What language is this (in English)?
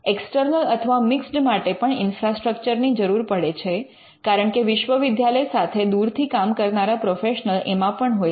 Gujarati